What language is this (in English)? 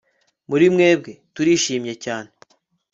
Kinyarwanda